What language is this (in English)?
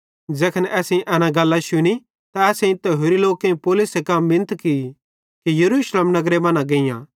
Bhadrawahi